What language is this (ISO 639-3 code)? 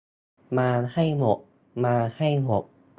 tha